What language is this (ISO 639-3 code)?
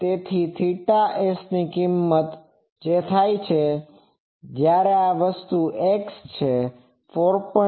guj